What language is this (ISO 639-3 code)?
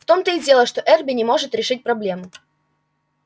rus